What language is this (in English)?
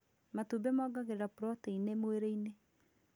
Kikuyu